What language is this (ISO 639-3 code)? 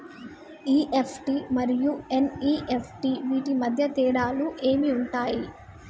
tel